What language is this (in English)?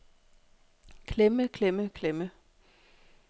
Danish